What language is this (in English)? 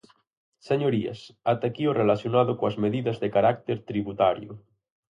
Galician